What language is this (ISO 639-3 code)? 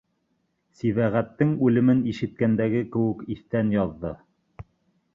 bak